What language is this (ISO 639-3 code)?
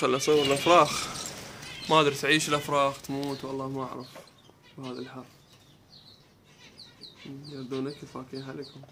ara